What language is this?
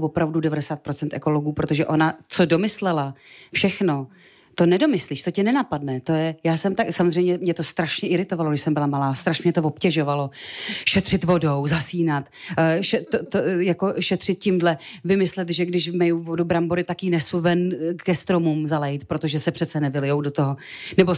Czech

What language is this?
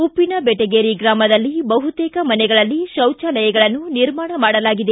Kannada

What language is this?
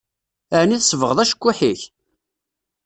Kabyle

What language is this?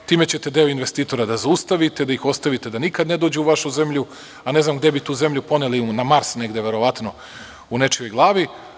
Serbian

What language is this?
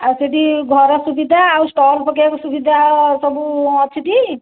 Odia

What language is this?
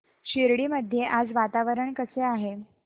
Marathi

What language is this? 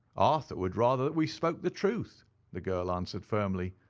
English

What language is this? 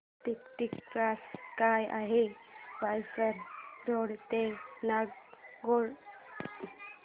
Marathi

